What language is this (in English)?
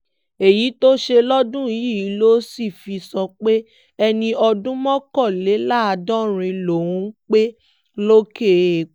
Yoruba